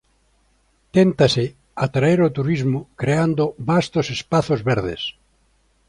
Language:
Galician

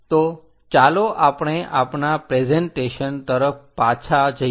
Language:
Gujarati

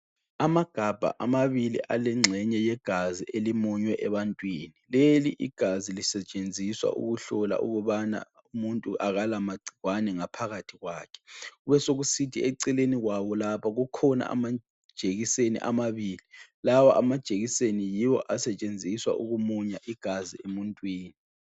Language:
North Ndebele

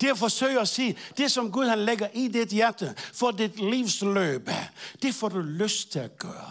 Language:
Danish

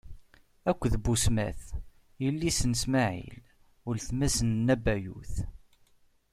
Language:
Kabyle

